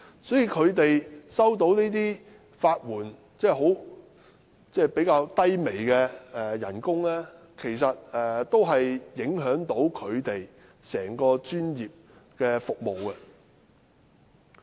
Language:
Cantonese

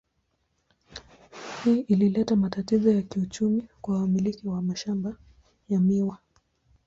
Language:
Swahili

